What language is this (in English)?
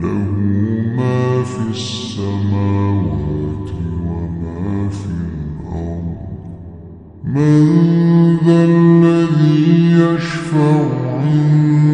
Arabic